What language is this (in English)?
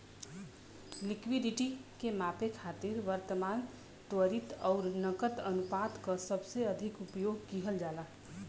Bhojpuri